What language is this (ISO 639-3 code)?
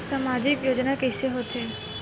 hne